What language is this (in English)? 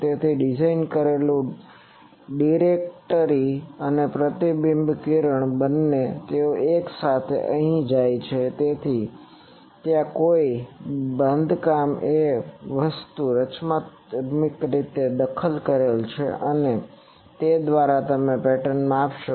Gujarati